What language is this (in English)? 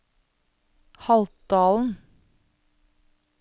Norwegian